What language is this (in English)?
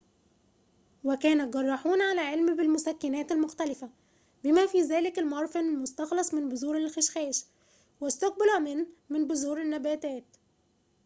Arabic